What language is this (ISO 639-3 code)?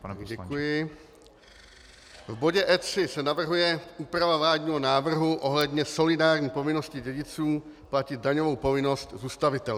ces